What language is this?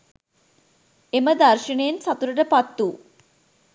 Sinhala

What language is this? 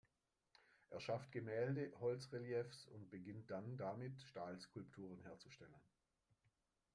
German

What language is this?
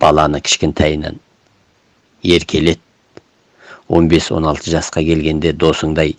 Turkish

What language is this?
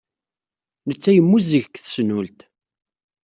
Kabyle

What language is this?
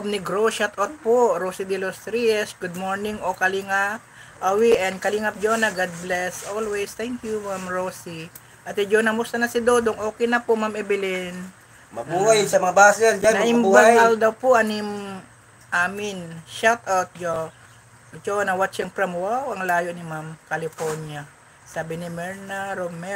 Filipino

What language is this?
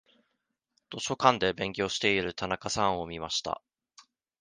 Japanese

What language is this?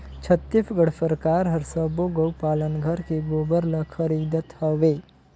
Chhattisgarhi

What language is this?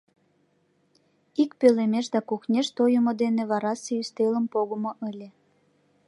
Mari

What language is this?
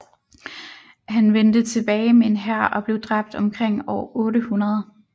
Danish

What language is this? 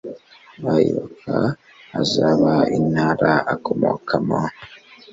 Kinyarwanda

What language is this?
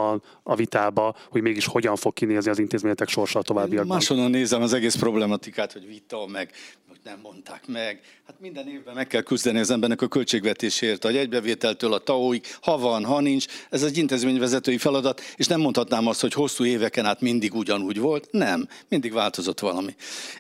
Hungarian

